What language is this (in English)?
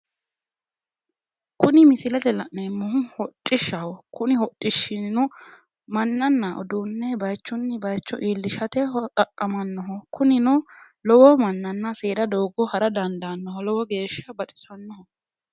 Sidamo